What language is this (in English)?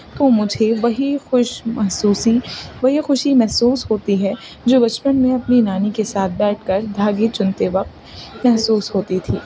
Urdu